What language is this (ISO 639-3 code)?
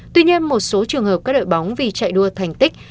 vie